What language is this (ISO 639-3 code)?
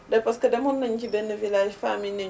wol